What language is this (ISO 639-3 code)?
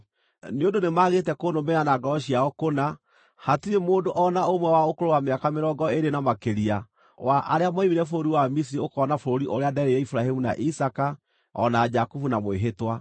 kik